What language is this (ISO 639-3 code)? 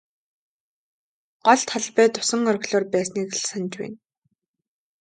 mon